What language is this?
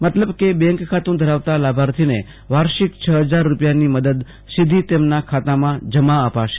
Gujarati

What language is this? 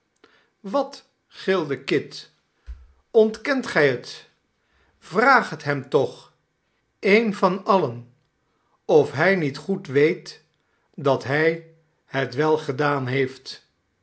Dutch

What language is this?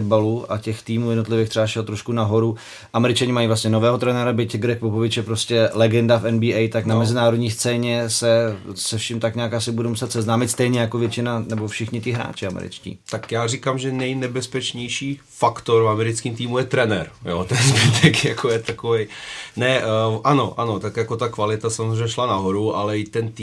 Czech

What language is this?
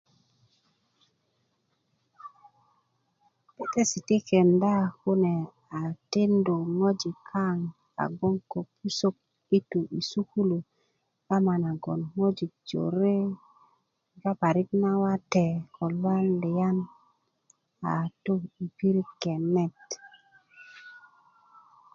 Kuku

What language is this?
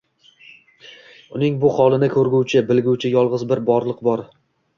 Uzbek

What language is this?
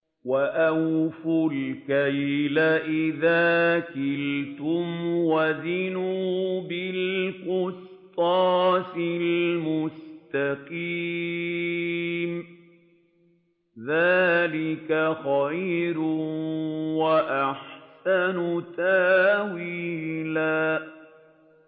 Arabic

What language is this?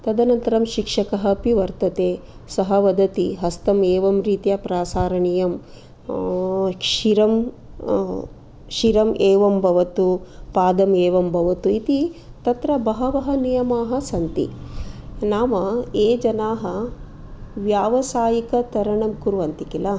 Sanskrit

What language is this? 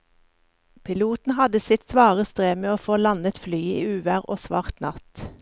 Norwegian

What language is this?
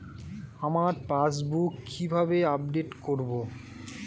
Bangla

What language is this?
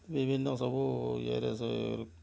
Odia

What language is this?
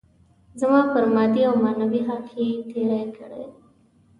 Pashto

